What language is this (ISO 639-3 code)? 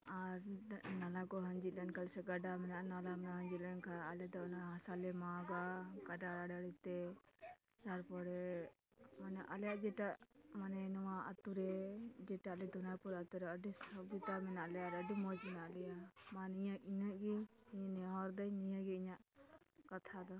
sat